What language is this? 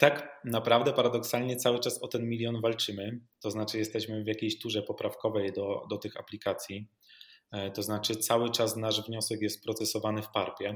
Polish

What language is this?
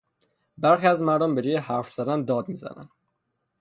Persian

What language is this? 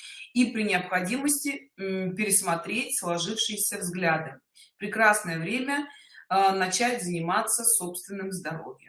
Russian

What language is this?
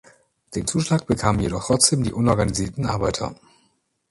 German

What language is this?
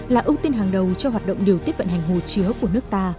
Vietnamese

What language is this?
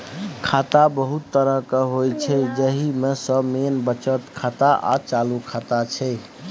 Maithili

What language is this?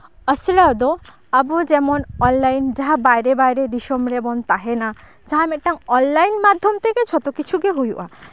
Santali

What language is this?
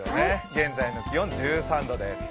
Japanese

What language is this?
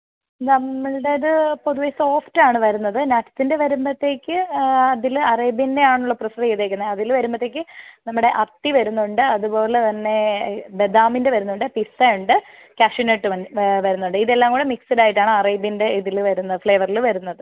Malayalam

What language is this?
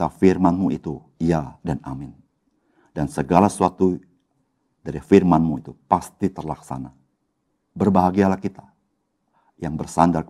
Indonesian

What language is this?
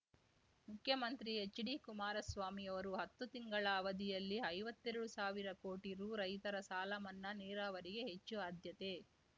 Kannada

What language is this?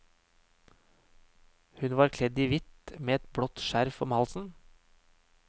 Norwegian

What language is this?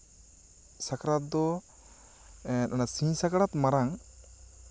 Santali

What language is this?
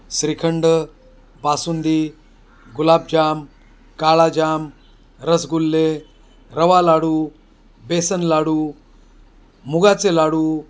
Marathi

